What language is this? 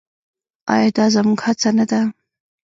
Pashto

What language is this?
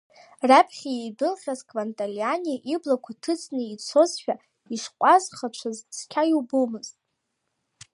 Abkhazian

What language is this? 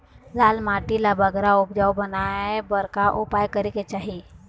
Chhattisgarhi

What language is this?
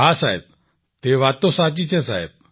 Gujarati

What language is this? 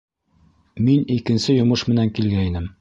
Bashkir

